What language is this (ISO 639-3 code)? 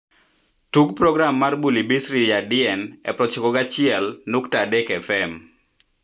luo